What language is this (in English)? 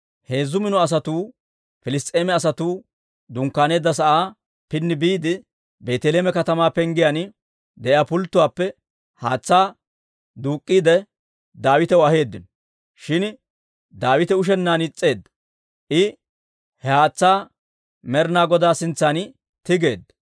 Dawro